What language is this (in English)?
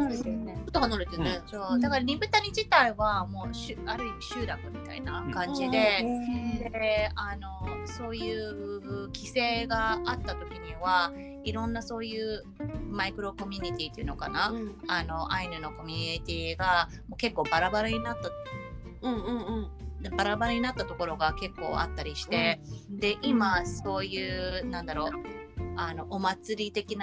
Japanese